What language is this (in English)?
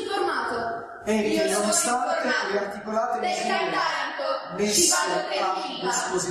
Italian